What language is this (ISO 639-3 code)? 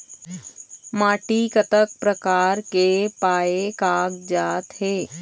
hne